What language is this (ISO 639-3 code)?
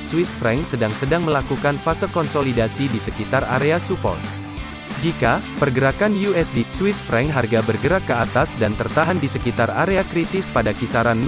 ind